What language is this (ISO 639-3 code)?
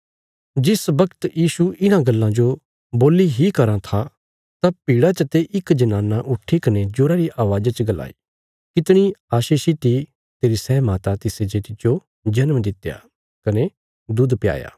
kfs